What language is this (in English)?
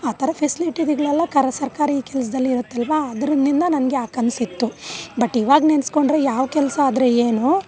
Kannada